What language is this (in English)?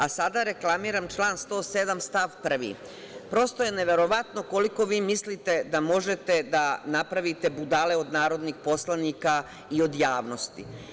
Serbian